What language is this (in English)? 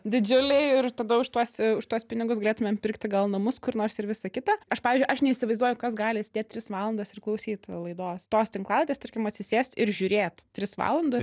Lithuanian